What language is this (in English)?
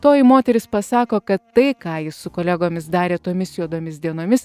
Lithuanian